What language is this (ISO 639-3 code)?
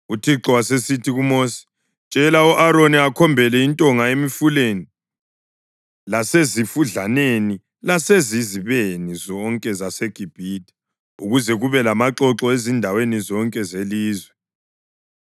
nde